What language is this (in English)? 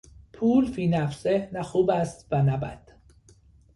Persian